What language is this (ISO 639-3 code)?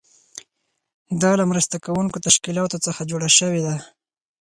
pus